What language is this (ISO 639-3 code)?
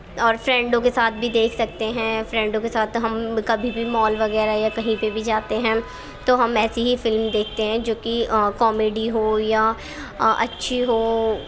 urd